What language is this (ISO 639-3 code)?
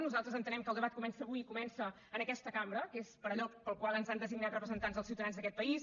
cat